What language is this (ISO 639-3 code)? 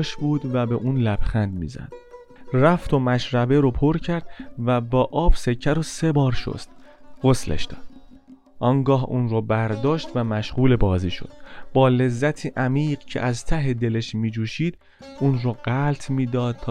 fas